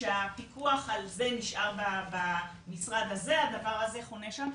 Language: Hebrew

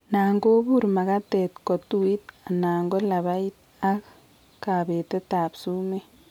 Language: Kalenjin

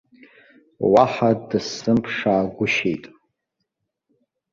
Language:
Abkhazian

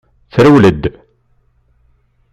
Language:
Kabyle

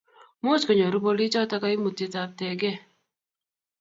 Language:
Kalenjin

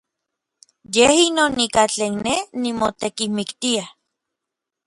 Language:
Orizaba Nahuatl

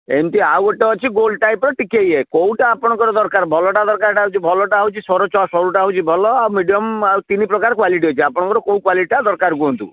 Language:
Odia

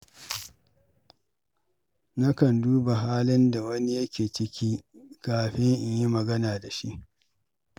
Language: Hausa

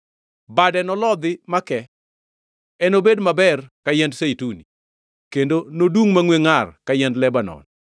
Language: Luo (Kenya and Tanzania)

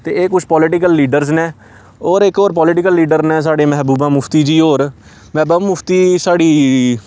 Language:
Dogri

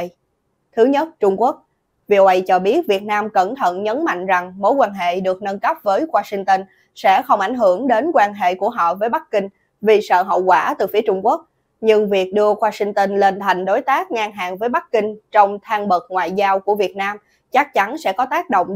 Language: Vietnamese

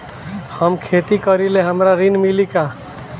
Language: Bhojpuri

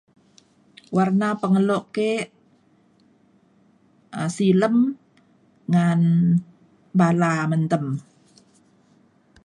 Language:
Mainstream Kenyah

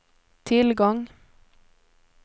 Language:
Swedish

